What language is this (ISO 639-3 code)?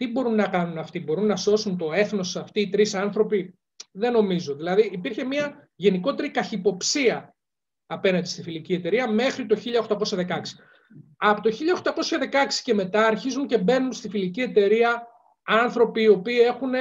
ell